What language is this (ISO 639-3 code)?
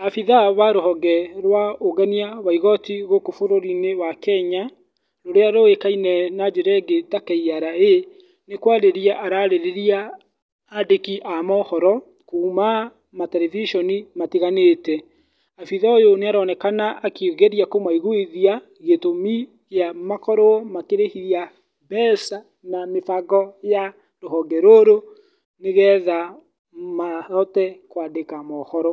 kik